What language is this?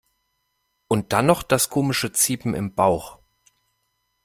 German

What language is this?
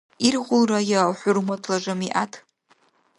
Dargwa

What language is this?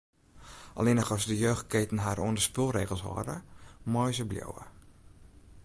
Western Frisian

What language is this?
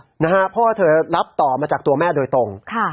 Thai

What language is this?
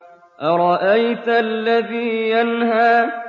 Arabic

